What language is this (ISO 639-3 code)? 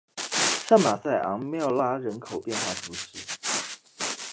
zho